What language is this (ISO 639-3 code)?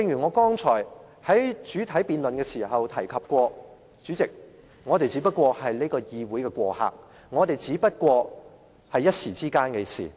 yue